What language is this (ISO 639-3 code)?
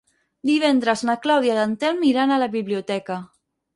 cat